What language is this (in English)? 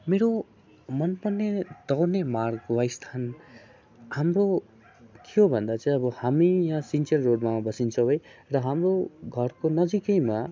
Nepali